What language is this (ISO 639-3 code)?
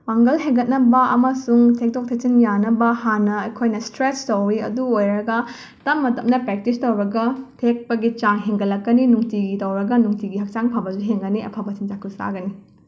mni